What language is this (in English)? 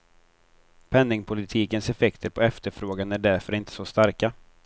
Swedish